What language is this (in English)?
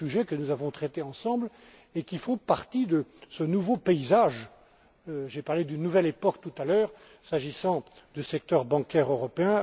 French